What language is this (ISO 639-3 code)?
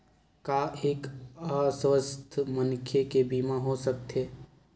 hne